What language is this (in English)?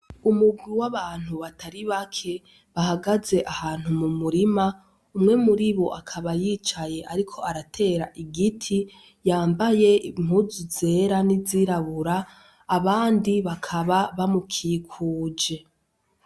Rundi